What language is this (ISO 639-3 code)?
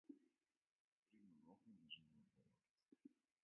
mkd